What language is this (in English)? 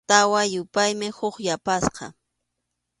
Arequipa-La Unión Quechua